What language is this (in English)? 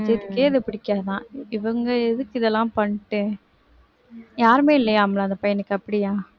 Tamil